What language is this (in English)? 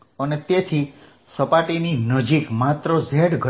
Gujarati